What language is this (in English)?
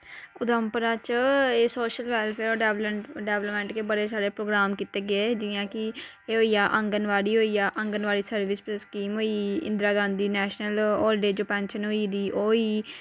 Dogri